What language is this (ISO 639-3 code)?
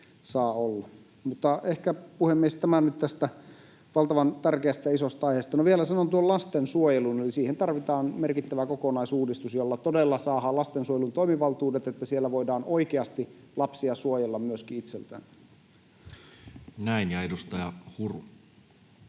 fin